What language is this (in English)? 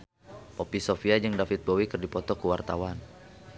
Sundanese